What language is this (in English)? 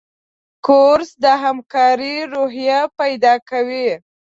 Pashto